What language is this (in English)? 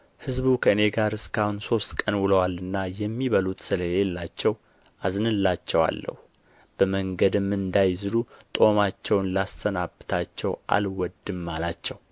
Amharic